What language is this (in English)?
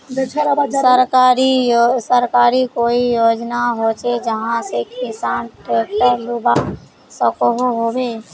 Magahi